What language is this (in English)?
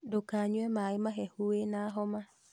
Kikuyu